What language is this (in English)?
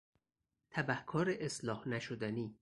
Persian